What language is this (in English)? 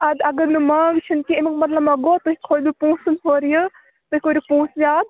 Kashmiri